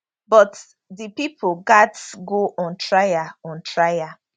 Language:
Nigerian Pidgin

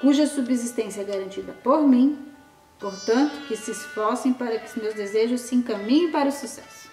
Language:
Portuguese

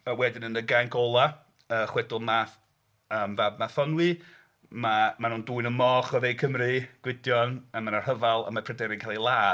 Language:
Welsh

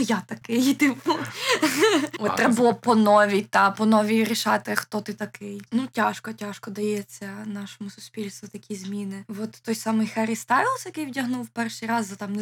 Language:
Ukrainian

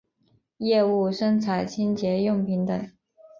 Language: Chinese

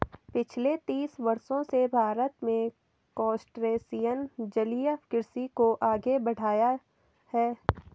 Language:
Hindi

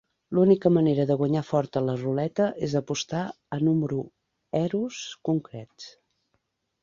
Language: Catalan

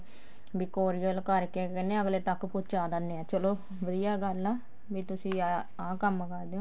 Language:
Punjabi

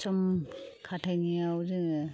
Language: Bodo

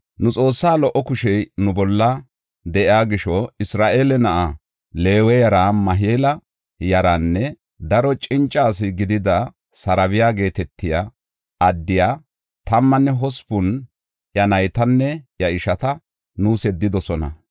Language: Gofa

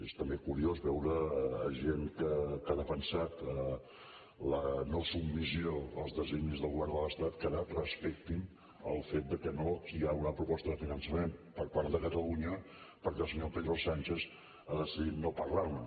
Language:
Catalan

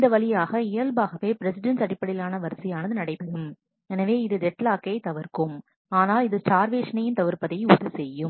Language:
Tamil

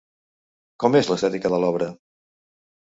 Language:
Catalan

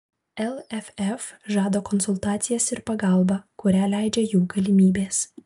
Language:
Lithuanian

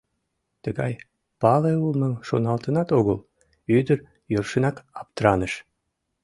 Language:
Mari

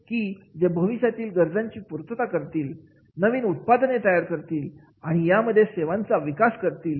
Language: Marathi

